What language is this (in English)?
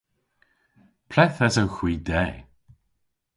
Cornish